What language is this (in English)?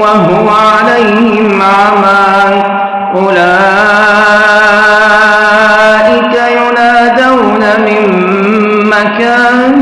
Arabic